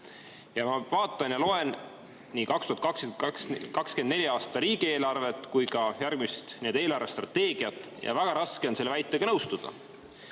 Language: Estonian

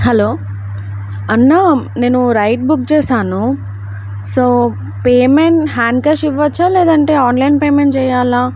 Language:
Telugu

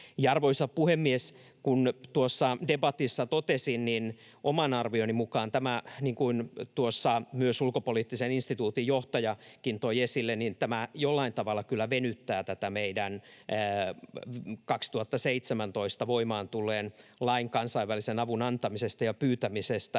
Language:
Finnish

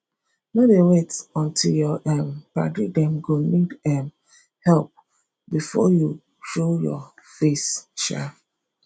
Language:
Nigerian Pidgin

